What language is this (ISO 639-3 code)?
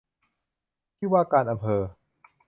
tha